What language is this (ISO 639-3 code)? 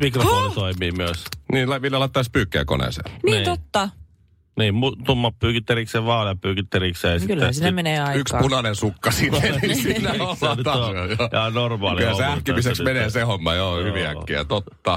fin